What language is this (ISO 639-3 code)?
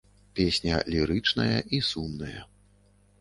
bel